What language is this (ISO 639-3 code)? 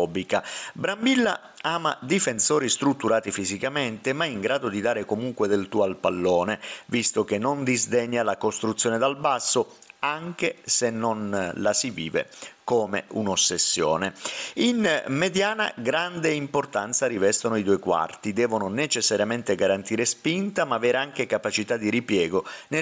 ita